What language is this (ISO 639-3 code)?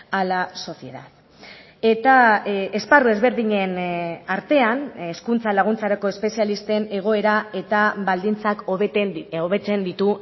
eus